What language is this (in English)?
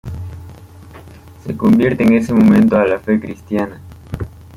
Spanish